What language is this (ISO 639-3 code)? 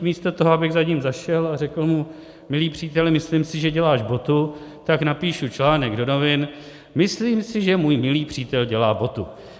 ces